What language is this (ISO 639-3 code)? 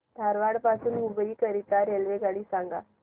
mar